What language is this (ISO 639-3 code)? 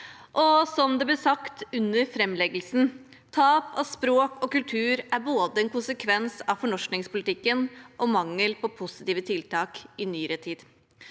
nor